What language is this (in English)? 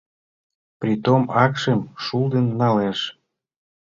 Mari